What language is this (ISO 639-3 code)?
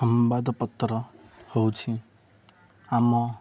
ori